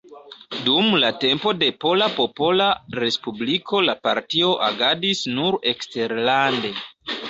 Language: Esperanto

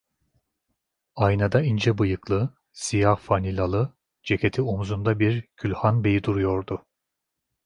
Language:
Turkish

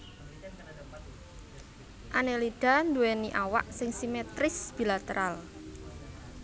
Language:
Javanese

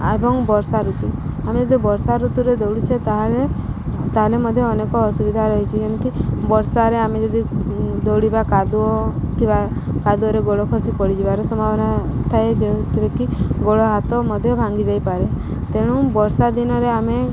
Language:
Odia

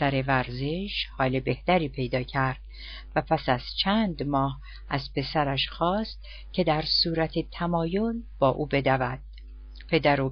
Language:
Persian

